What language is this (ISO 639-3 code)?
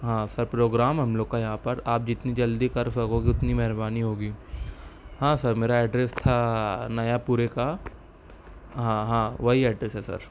urd